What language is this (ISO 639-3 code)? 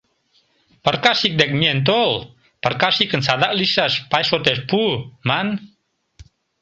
chm